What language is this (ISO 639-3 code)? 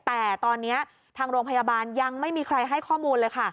tha